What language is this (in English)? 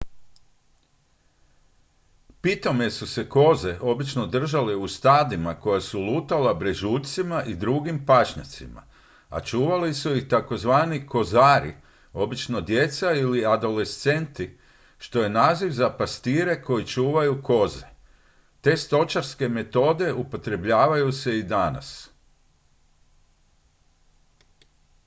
Croatian